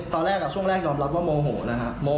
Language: Thai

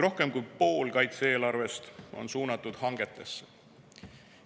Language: Estonian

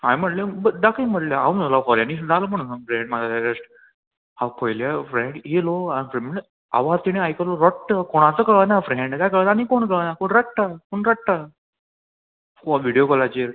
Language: Konkani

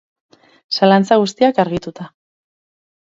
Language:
Basque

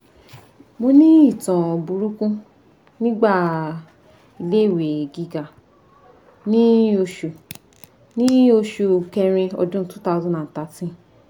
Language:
Yoruba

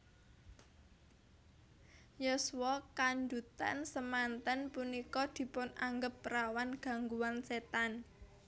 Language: Javanese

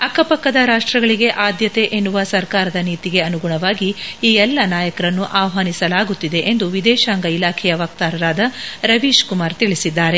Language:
Kannada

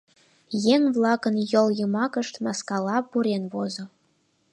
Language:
Mari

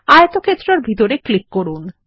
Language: Bangla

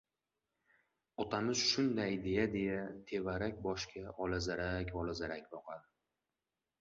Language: Uzbek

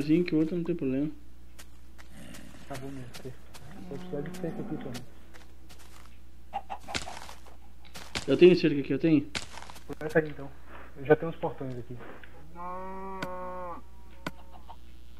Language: Portuguese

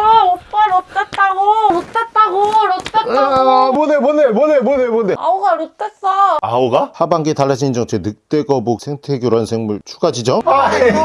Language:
Korean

